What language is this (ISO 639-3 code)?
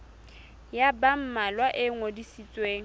sot